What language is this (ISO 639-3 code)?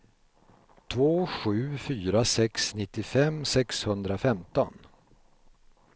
swe